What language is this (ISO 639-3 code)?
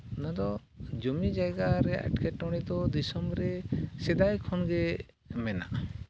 sat